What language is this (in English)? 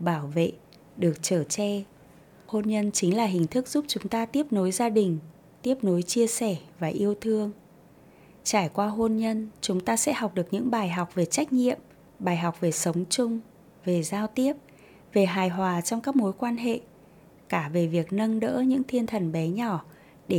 Vietnamese